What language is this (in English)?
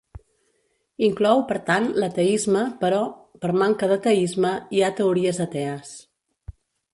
Catalan